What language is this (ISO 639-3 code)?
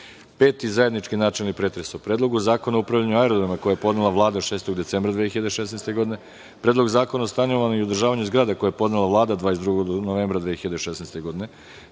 srp